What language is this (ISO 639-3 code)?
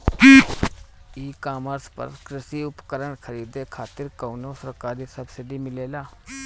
bho